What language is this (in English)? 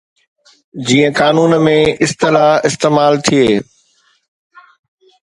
Sindhi